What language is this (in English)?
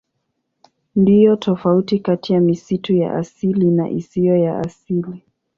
Swahili